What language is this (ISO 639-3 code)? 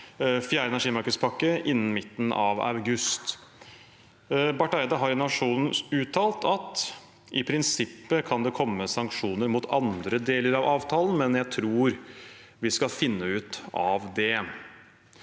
nor